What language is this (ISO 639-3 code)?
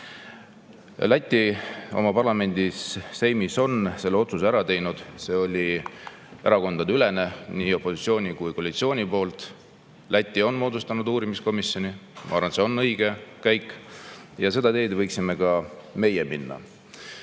est